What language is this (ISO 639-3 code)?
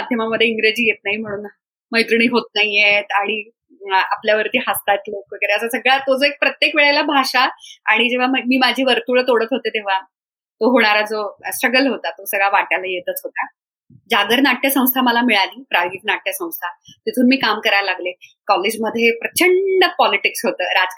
mar